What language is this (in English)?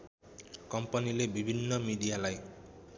Nepali